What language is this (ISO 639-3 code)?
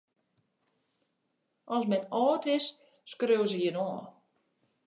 fry